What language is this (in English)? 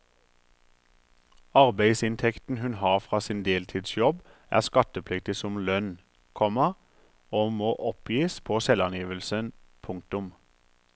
Norwegian